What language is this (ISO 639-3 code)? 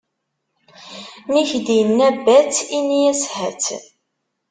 kab